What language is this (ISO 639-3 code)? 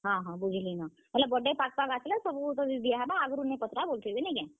ori